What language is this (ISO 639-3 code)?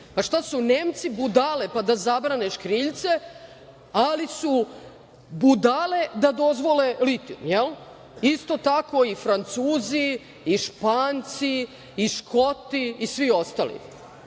srp